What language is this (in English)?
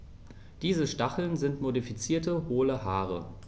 German